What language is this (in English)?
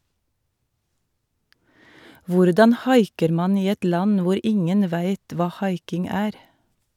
Norwegian